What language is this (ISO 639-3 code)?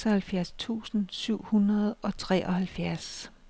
dan